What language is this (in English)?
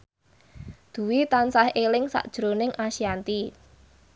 Javanese